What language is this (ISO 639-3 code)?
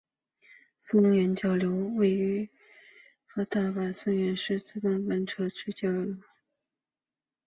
zho